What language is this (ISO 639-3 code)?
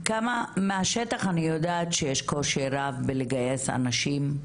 heb